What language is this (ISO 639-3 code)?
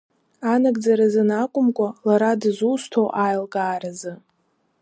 abk